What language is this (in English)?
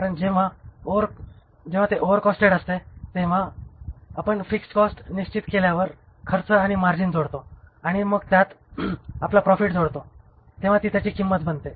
Marathi